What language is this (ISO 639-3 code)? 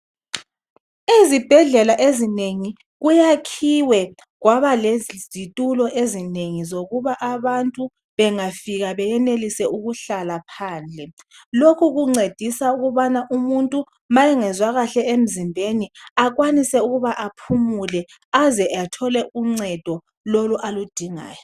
nde